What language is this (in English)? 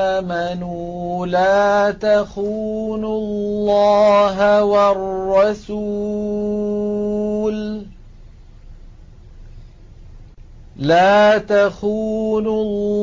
Arabic